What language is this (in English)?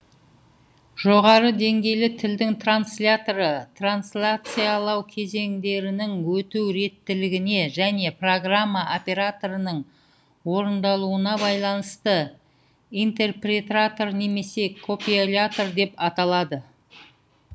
Kazakh